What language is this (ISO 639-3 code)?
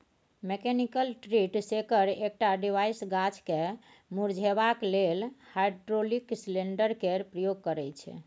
mai